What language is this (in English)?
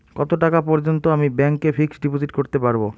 Bangla